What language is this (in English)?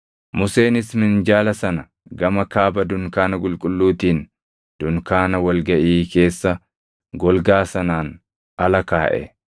Oromo